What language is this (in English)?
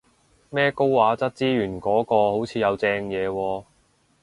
Cantonese